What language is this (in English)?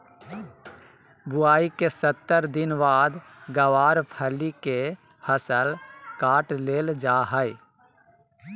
Magahi